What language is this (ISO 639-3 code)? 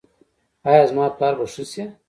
pus